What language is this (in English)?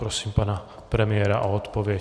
Czech